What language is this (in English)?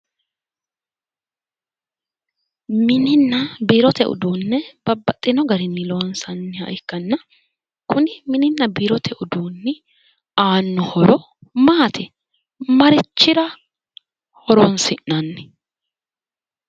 Sidamo